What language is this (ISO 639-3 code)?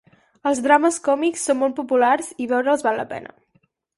cat